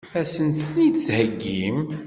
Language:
Kabyle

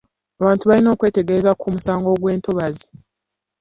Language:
Ganda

